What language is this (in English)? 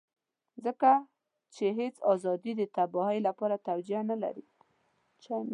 Pashto